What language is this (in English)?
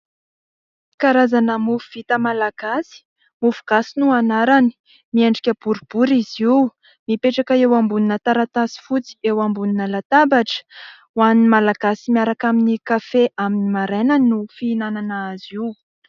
Malagasy